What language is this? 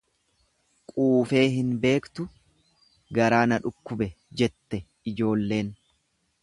Oromo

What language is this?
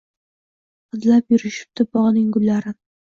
Uzbek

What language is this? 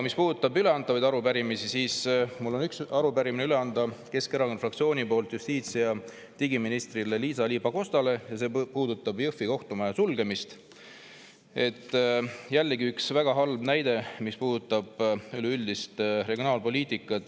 Estonian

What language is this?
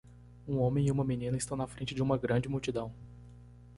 Portuguese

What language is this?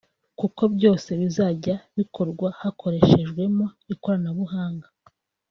Kinyarwanda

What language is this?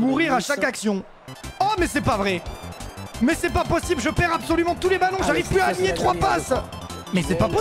French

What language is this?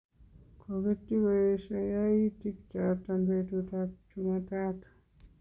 Kalenjin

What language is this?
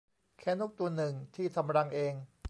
Thai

